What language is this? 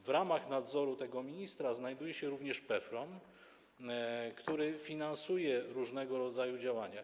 Polish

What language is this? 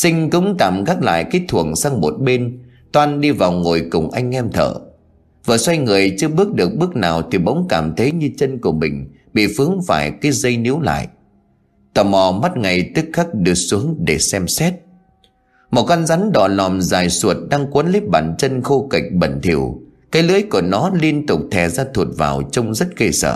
Vietnamese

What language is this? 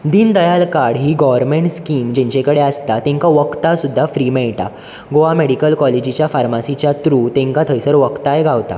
Konkani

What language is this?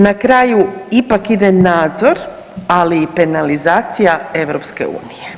Croatian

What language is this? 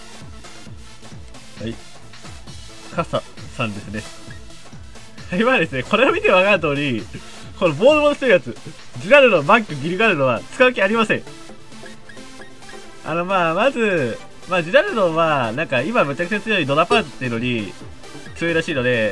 Japanese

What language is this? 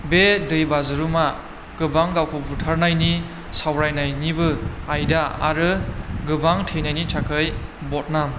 Bodo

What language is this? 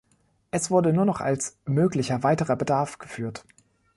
German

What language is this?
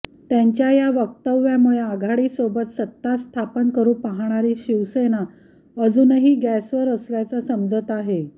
Marathi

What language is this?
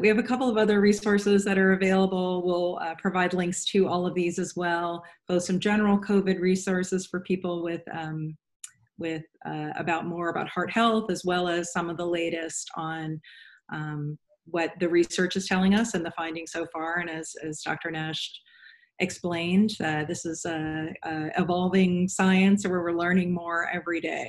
English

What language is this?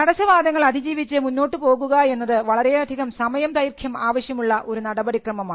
Malayalam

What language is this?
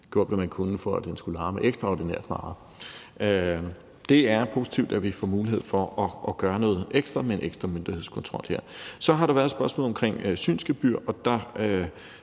Danish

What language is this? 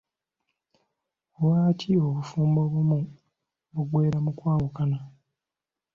Ganda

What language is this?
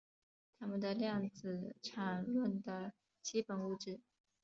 Chinese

